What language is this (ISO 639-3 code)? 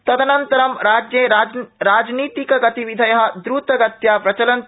san